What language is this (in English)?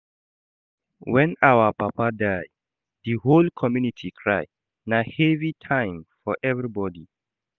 Nigerian Pidgin